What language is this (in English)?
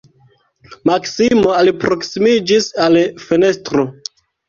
Esperanto